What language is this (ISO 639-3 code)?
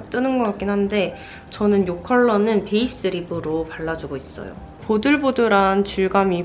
kor